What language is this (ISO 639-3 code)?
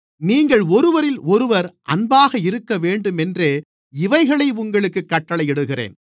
tam